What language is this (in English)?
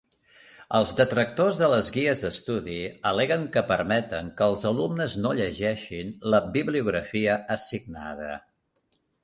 Catalan